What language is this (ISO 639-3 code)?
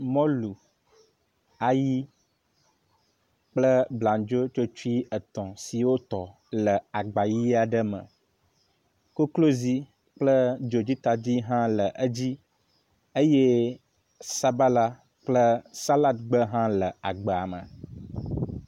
ewe